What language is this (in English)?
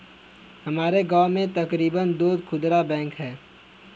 Hindi